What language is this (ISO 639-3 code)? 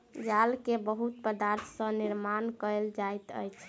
mai